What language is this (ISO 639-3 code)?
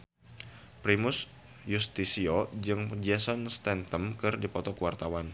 sun